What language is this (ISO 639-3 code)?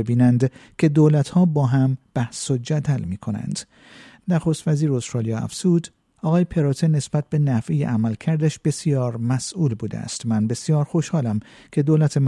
fas